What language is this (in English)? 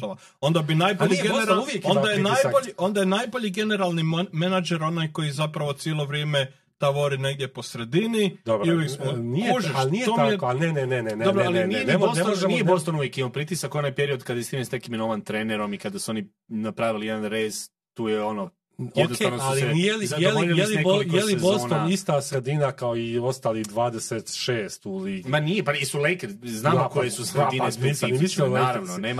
Croatian